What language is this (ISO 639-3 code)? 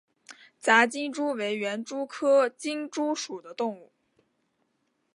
zho